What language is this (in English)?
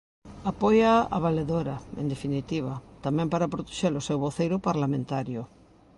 Galician